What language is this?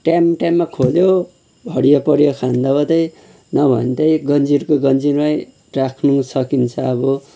Nepali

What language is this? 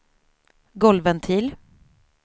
Swedish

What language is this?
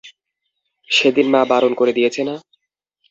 Bangla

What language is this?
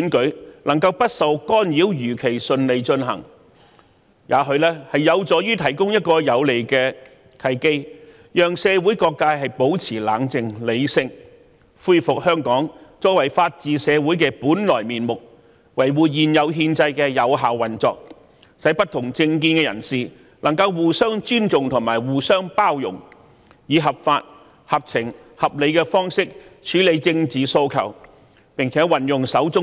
Cantonese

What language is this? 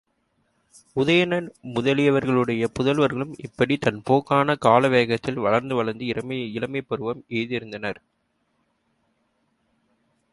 Tamil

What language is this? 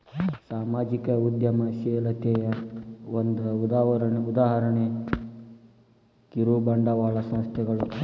Kannada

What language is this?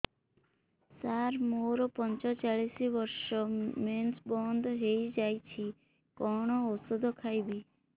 Odia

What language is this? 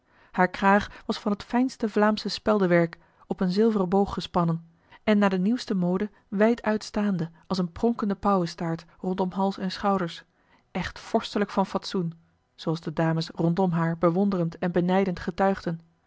Dutch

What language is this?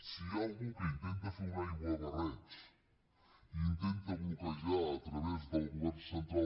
Catalan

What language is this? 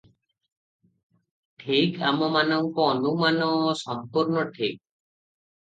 Odia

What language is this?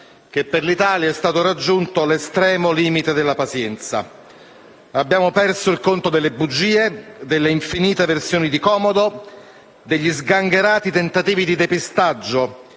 Italian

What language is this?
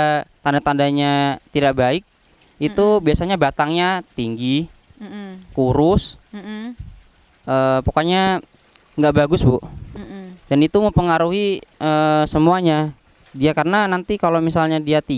Indonesian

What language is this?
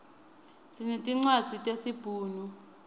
Swati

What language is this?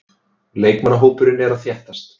Icelandic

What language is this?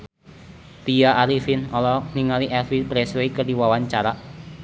Sundanese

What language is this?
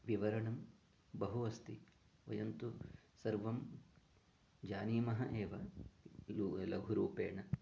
Sanskrit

